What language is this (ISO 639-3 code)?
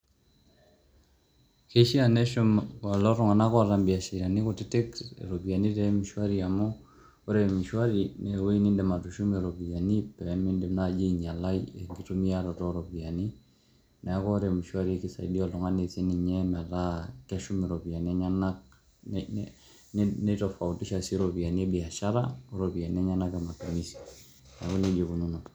mas